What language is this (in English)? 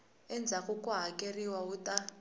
Tsonga